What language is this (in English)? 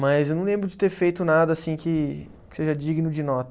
Portuguese